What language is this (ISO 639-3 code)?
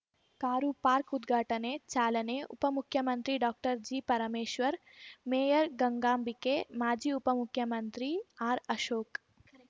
kan